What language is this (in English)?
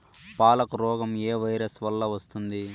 Telugu